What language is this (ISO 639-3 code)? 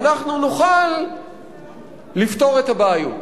heb